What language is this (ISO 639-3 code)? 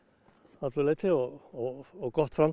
isl